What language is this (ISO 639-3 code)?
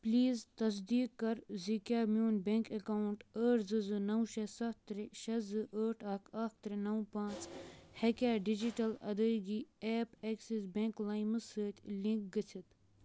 kas